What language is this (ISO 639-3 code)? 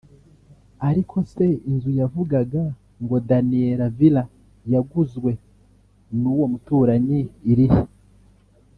kin